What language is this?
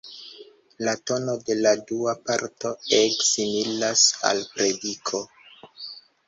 Esperanto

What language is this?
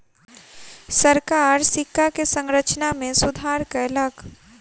Maithili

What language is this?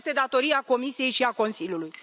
Romanian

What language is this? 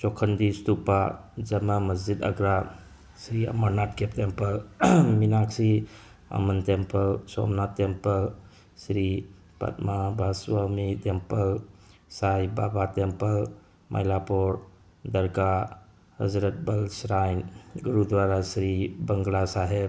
Manipuri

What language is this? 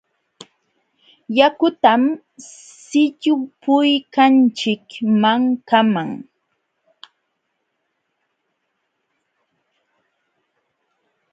Jauja Wanca Quechua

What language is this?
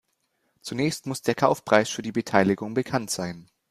German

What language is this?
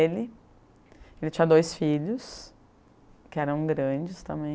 Portuguese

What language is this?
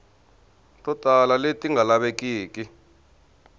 Tsonga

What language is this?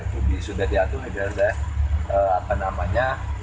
Indonesian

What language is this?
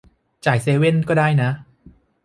Thai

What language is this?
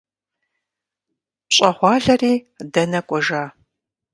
Kabardian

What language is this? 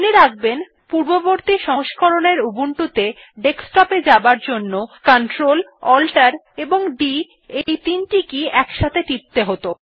Bangla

